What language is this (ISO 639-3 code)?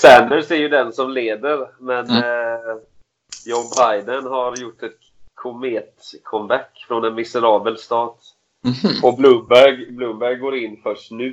swe